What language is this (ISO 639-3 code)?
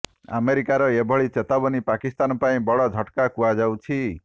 ori